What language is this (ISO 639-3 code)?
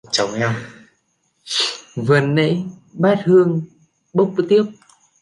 vie